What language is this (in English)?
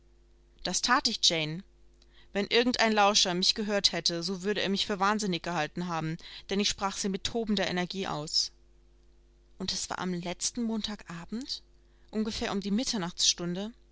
German